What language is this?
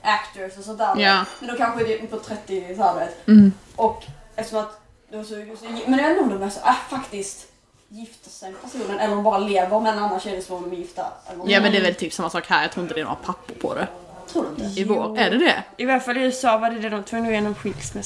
Swedish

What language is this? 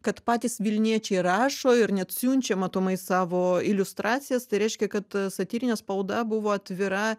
Lithuanian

